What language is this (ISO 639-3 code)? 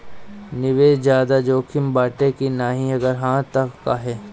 bho